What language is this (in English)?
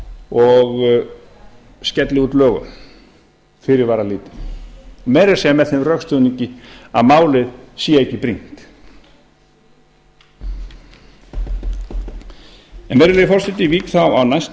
Icelandic